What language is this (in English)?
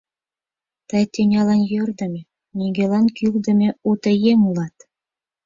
Mari